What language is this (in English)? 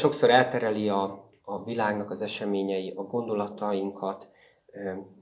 Hungarian